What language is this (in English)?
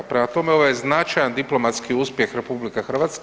Croatian